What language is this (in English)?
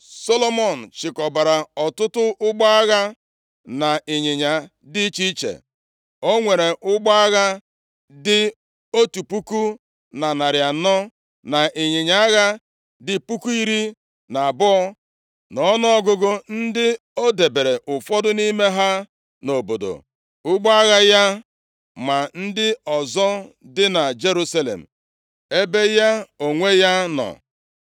Igbo